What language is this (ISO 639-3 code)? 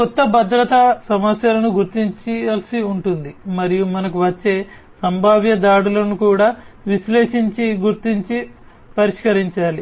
tel